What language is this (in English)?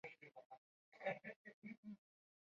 Chinese